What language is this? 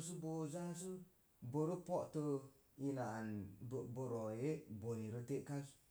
Mom Jango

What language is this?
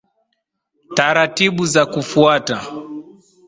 Swahili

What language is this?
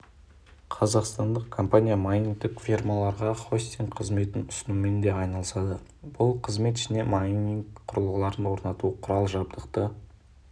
Kazakh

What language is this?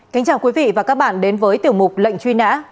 Vietnamese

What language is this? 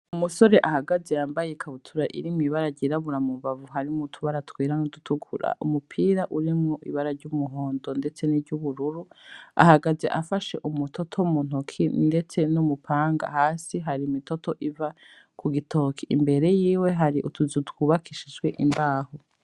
Rundi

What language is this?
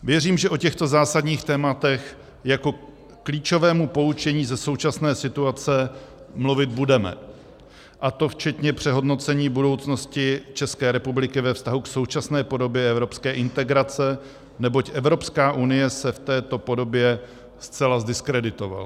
Czech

